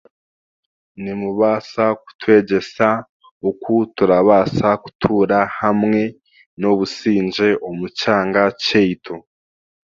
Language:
Chiga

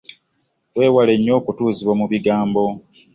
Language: Ganda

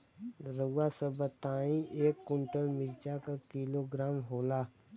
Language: Bhojpuri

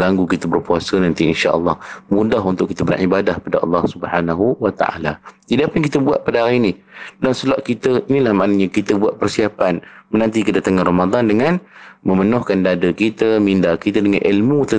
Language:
Malay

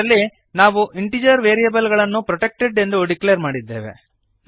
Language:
Kannada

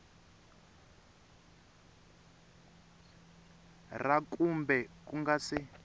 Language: Tsonga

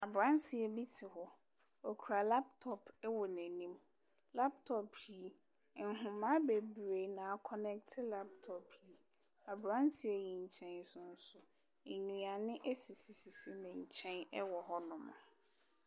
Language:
Akan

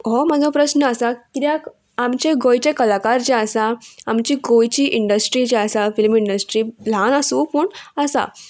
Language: Konkani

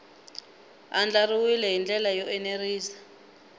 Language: Tsonga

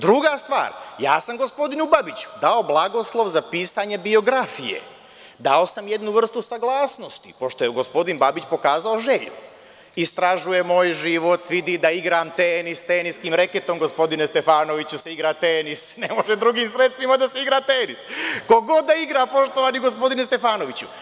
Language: Serbian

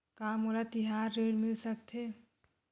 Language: Chhattisgarhi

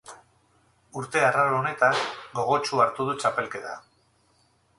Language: Basque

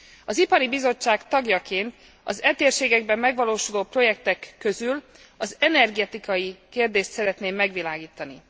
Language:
Hungarian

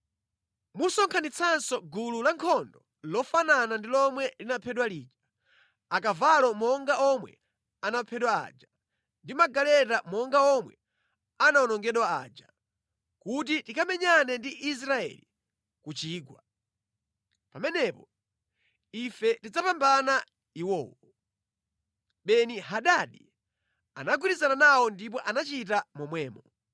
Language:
Nyanja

